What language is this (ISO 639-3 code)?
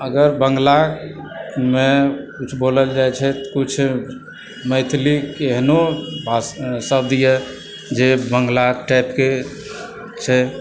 mai